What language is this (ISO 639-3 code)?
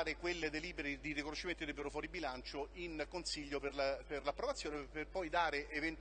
ita